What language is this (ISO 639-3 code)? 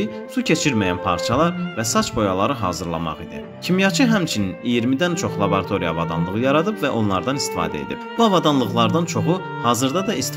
tur